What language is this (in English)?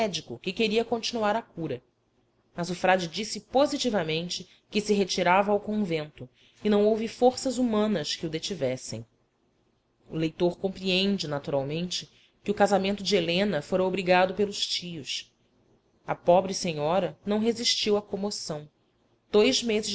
Portuguese